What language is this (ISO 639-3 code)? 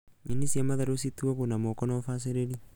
kik